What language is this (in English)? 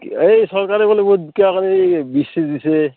Assamese